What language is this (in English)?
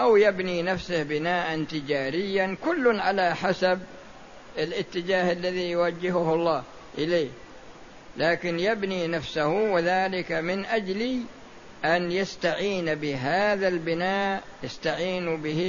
Arabic